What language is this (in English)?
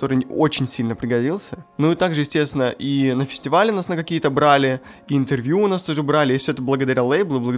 Russian